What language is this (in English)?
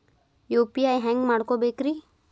Kannada